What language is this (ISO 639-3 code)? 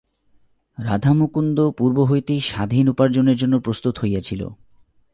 ben